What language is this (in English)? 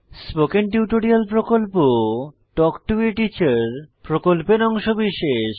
Bangla